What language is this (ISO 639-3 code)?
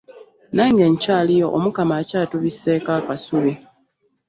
lug